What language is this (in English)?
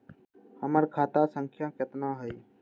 Magahi